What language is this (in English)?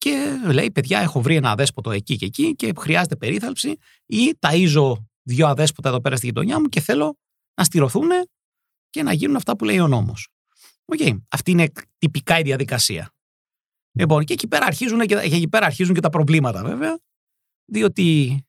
Greek